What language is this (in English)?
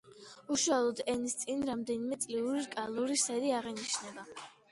Georgian